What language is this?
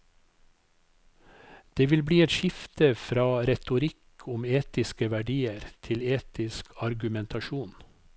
Norwegian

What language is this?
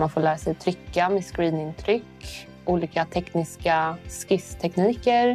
Swedish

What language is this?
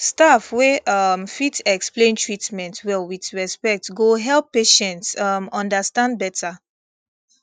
Nigerian Pidgin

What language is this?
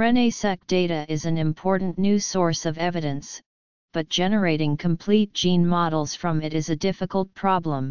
English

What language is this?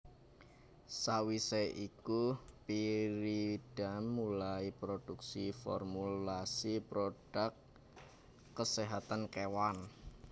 Javanese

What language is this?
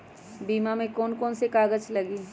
Magahi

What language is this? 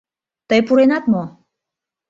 Mari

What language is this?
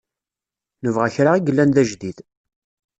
Kabyle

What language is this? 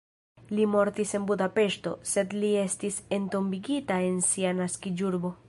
Esperanto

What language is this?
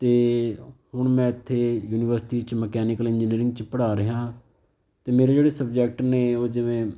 Punjabi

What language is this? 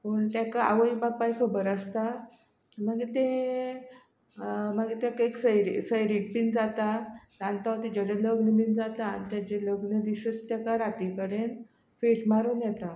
Konkani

